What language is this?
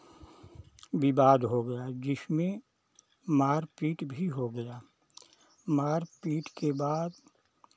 Hindi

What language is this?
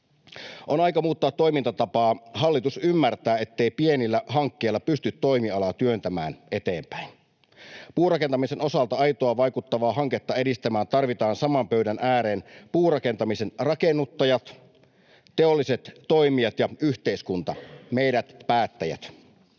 Finnish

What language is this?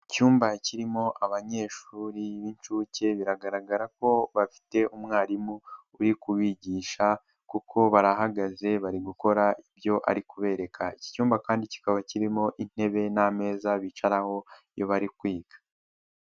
Kinyarwanda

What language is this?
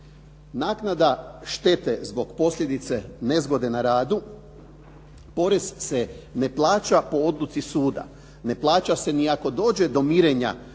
Croatian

